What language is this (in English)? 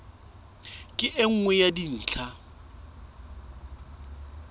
Southern Sotho